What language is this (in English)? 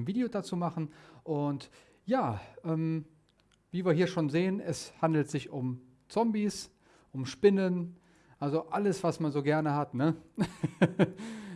German